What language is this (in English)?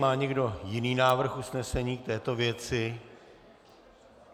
Czech